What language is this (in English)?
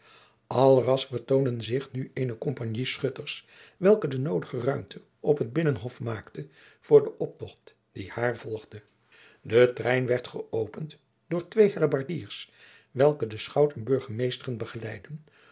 Dutch